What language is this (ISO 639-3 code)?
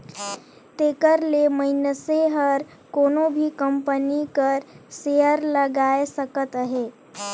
hne